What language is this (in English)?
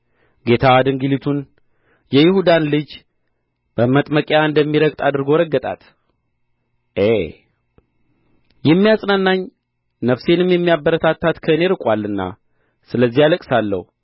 Amharic